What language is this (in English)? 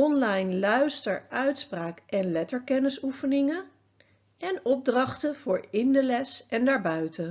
Dutch